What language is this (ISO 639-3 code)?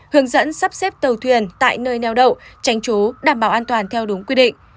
vie